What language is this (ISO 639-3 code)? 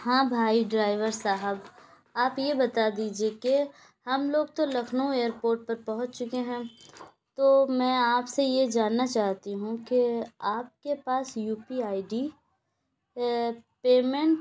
urd